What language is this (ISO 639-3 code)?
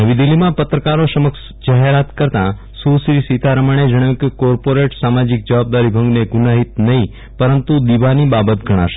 guj